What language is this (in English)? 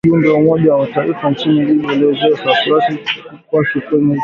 Swahili